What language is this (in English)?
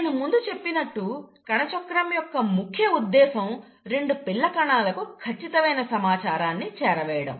Telugu